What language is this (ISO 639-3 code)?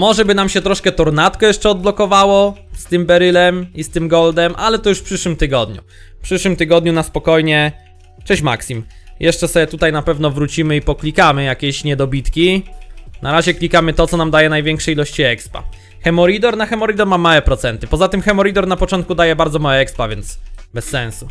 pol